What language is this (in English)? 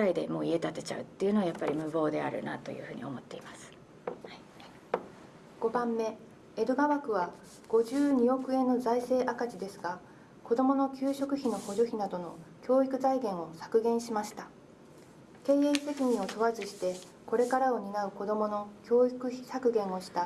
Japanese